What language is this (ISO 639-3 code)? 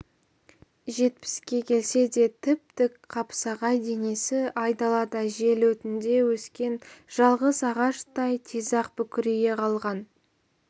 kaz